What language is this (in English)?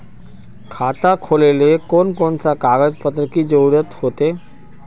Magahi